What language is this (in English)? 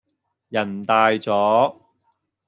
Cantonese